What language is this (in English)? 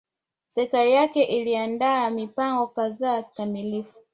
Swahili